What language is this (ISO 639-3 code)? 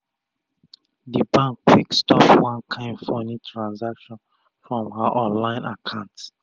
pcm